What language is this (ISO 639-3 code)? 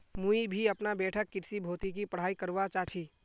mag